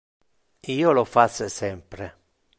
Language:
Interlingua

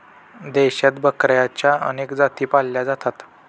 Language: Marathi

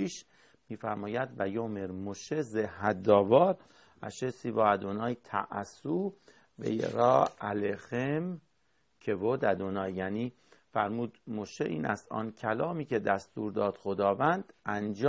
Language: Persian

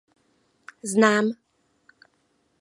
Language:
Czech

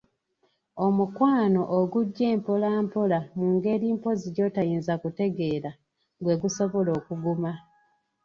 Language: Ganda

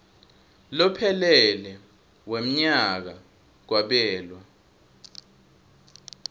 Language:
Swati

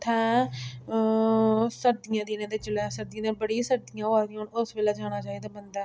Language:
Dogri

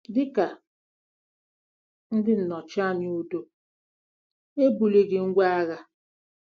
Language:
Igbo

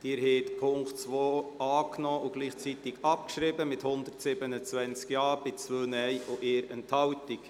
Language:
Swiss German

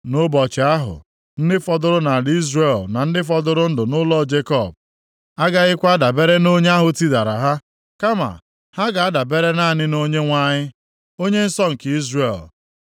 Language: Igbo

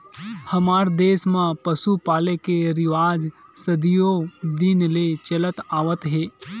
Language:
Chhattisgarhi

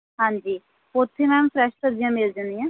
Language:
Punjabi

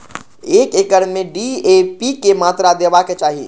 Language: Maithili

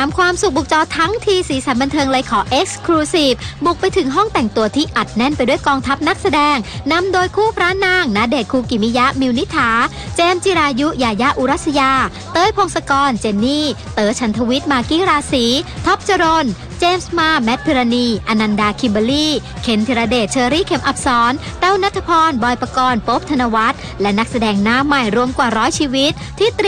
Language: Thai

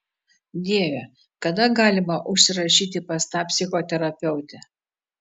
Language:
Lithuanian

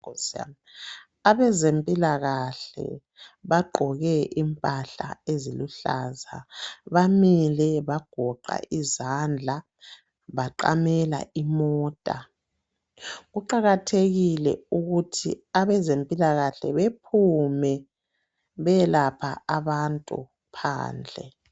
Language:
North Ndebele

